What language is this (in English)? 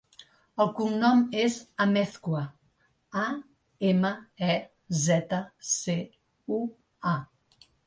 Catalan